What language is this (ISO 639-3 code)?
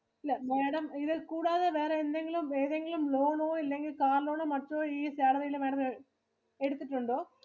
mal